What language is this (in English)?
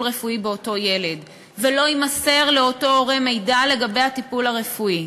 Hebrew